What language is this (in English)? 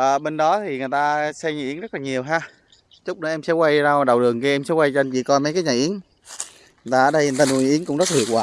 Vietnamese